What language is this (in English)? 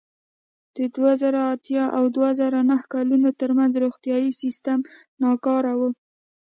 Pashto